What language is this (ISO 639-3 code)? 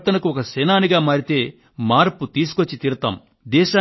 tel